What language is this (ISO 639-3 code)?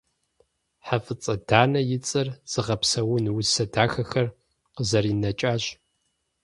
kbd